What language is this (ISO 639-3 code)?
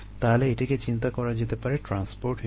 ben